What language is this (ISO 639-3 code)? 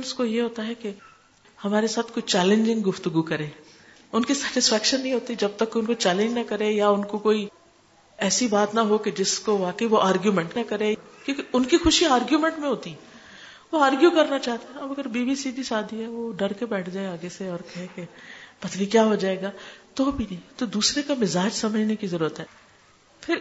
urd